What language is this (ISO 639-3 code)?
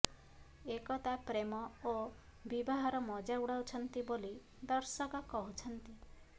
ori